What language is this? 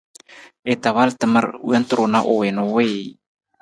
Nawdm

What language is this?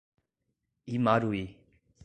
Portuguese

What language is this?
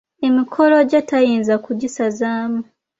Ganda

